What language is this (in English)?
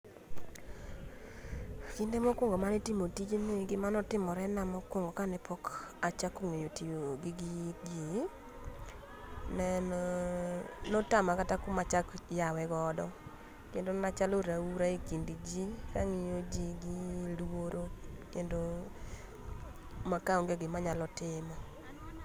Luo (Kenya and Tanzania)